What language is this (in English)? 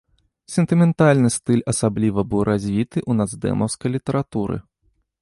Belarusian